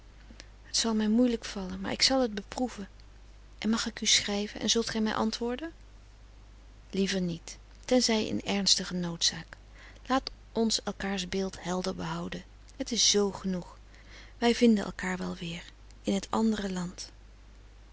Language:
Dutch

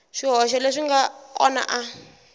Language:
Tsonga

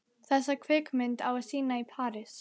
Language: Icelandic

